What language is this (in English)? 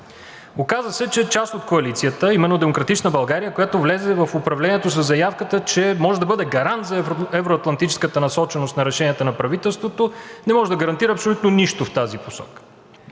Bulgarian